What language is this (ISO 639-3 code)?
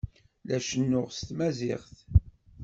kab